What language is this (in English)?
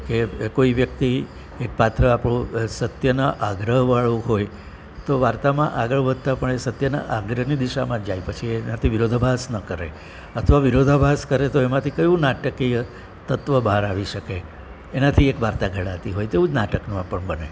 Gujarati